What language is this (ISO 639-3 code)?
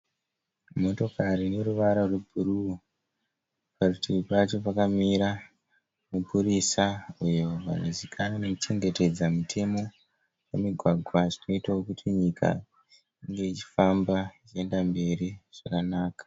sna